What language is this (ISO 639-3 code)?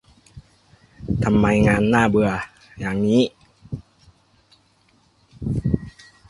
tha